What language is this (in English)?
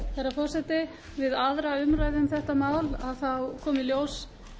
Icelandic